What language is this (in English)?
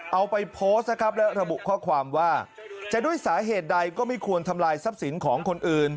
Thai